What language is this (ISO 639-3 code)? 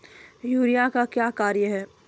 mai